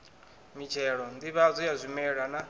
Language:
Venda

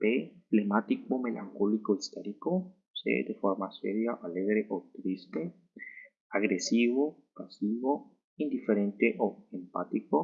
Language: Spanish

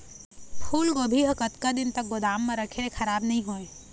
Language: Chhattisgarhi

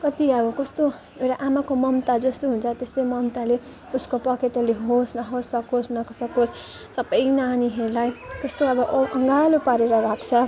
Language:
Nepali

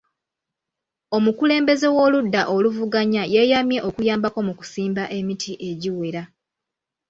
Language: Ganda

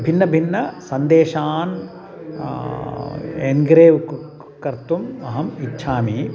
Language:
Sanskrit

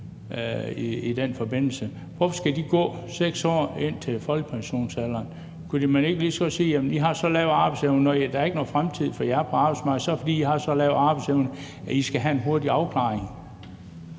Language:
Danish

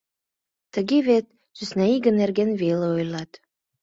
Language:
Mari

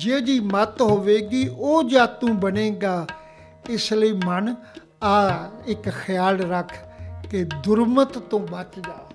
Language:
Punjabi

